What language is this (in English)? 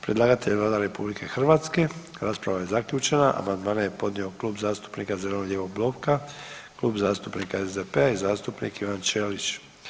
Croatian